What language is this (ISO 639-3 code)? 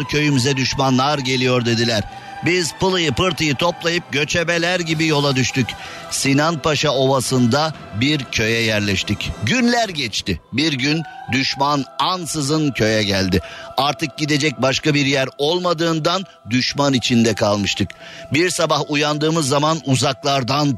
tur